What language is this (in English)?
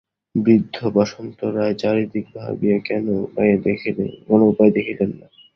Bangla